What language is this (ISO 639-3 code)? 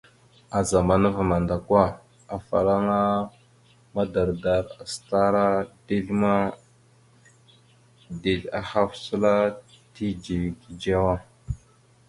mxu